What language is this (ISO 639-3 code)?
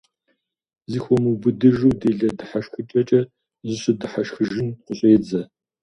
kbd